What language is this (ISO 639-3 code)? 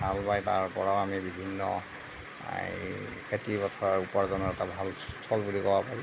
asm